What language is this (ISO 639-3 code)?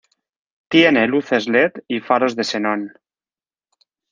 spa